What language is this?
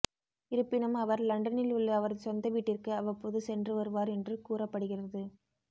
Tamil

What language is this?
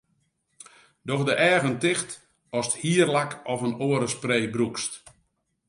Western Frisian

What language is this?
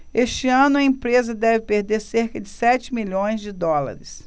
Portuguese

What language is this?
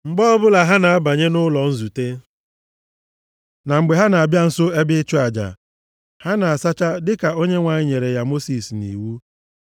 Igbo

